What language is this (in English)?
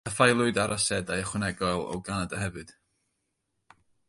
Welsh